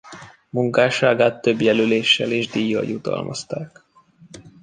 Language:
Hungarian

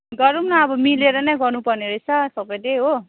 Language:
Nepali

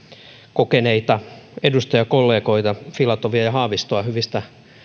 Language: Finnish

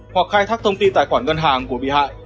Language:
Vietnamese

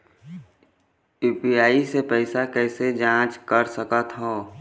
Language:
Chhattisgarhi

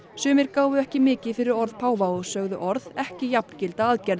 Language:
Icelandic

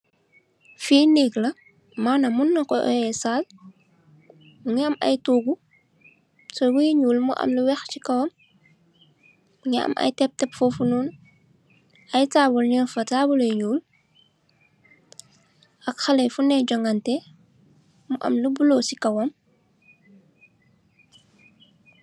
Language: Wolof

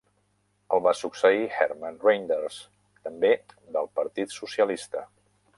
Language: Catalan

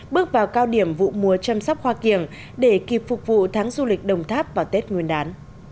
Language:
Vietnamese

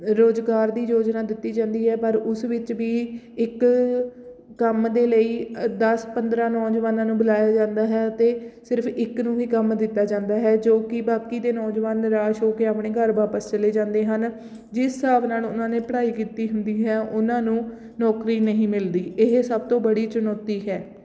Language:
Punjabi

